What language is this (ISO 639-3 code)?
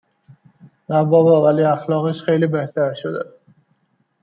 fas